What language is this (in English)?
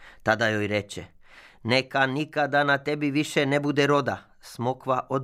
Croatian